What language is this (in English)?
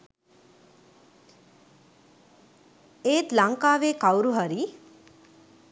Sinhala